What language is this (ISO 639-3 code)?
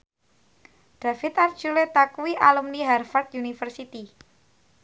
jav